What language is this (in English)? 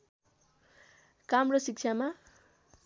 Nepali